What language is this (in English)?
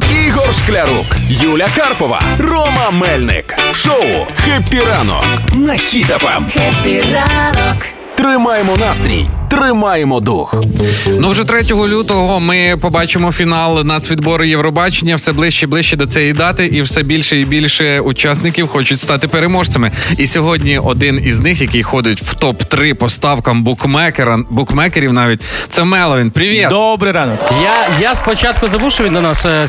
Ukrainian